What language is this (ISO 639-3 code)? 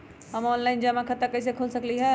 mag